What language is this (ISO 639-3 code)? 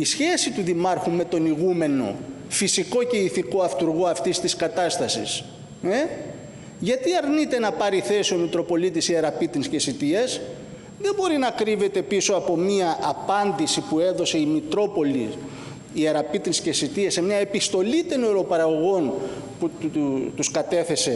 ell